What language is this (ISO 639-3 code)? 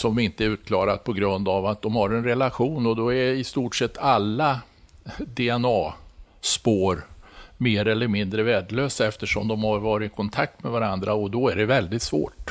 swe